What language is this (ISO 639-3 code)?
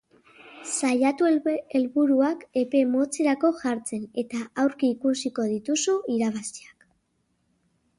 eus